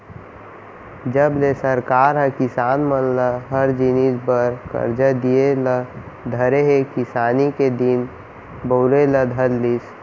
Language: Chhattisgarhi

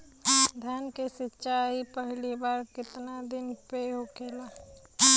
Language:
Bhojpuri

